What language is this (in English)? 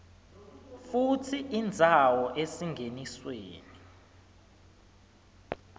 Swati